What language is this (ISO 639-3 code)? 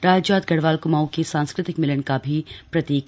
hin